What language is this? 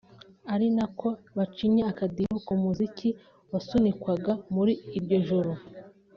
Kinyarwanda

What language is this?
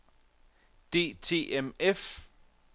Danish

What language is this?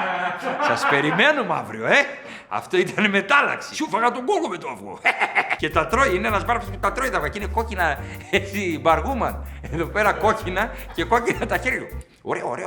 Greek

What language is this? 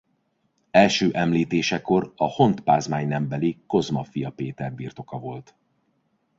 Hungarian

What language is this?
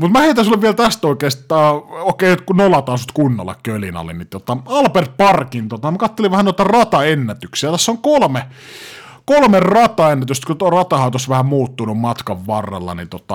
Finnish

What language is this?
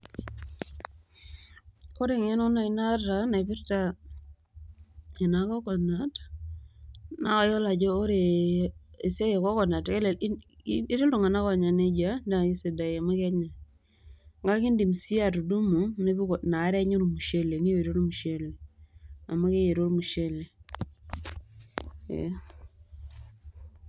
Masai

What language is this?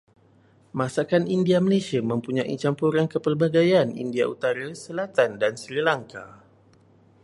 Malay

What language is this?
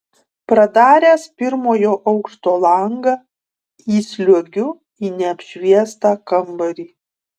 Lithuanian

